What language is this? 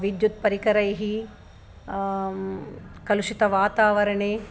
Sanskrit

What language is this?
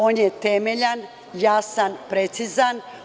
Serbian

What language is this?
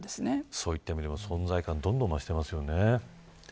Japanese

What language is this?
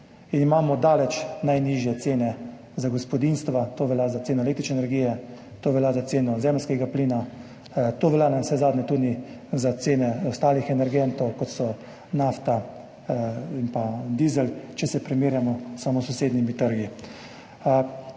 Slovenian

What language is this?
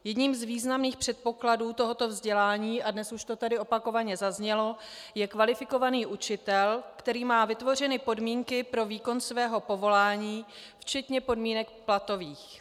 Czech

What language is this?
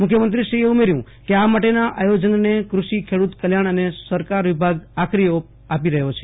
Gujarati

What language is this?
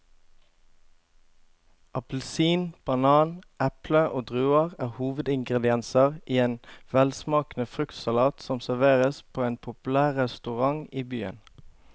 Norwegian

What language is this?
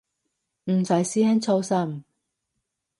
Cantonese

